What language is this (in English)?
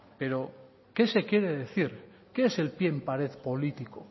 Spanish